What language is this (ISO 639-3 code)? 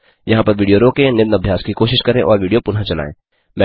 hin